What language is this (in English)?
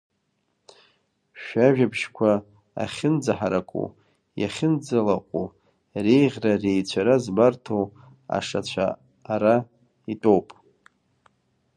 Abkhazian